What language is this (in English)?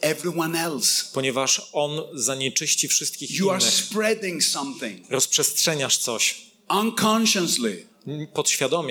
Polish